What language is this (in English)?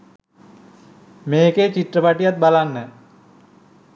Sinhala